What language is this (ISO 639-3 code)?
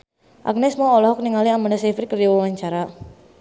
sun